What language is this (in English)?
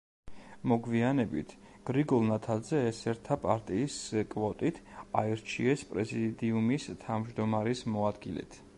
Georgian